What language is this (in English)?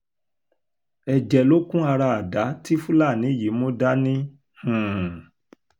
Yoruba